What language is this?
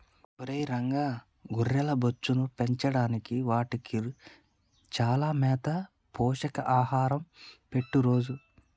Telugu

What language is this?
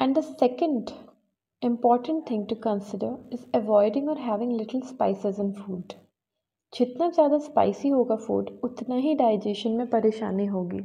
Hindi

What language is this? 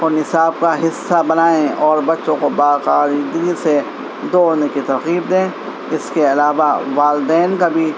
Urdu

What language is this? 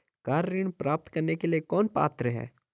Hindi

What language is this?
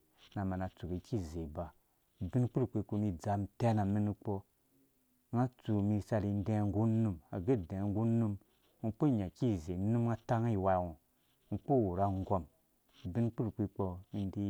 Dũya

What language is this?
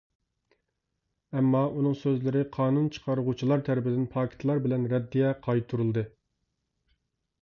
Uyghur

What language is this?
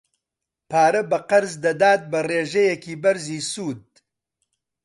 Central Kurdish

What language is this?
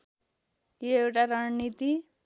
Nepali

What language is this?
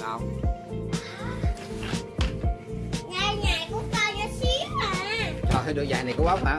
Vietnamese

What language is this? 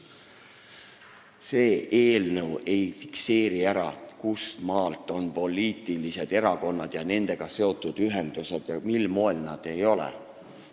Estonian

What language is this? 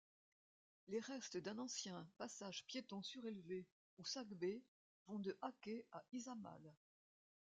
French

